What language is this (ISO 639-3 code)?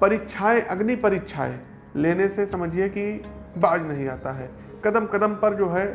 hin